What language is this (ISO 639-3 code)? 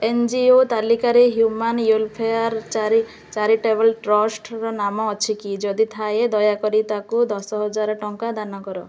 ori